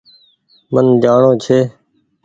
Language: Goaria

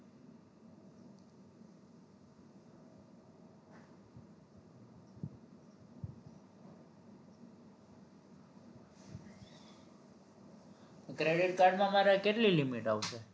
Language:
Gujarati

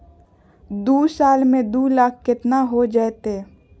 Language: Magahi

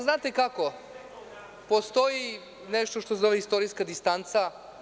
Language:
Serbian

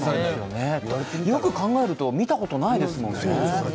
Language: Japanese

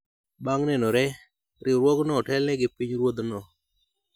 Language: Luo (Kenya and Tanzania)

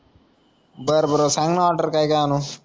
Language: Marathi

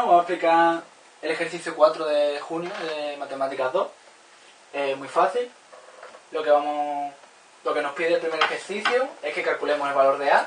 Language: Spanish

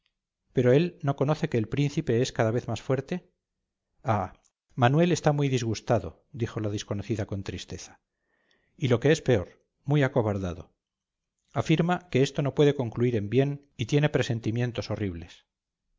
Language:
Spanish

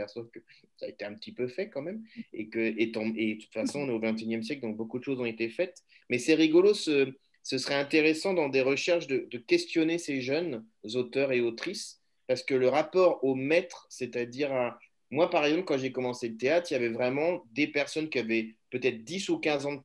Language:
French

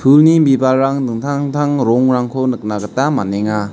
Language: Garo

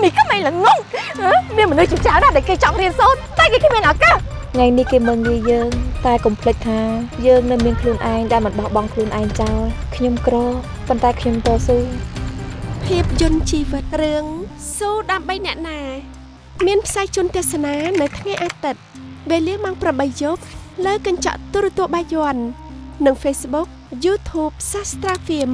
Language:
Vietnamese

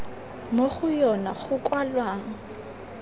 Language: Tswana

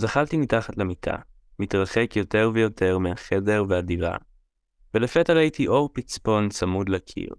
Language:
Hebrew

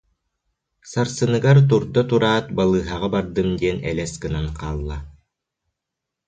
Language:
Yakut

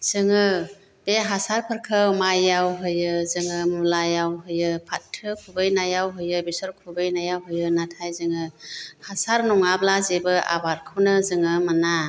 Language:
Bodo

